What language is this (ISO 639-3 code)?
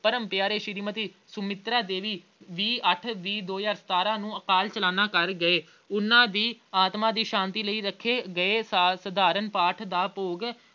pan